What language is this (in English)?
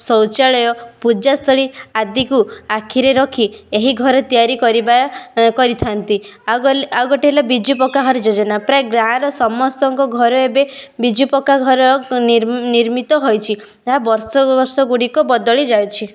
Odia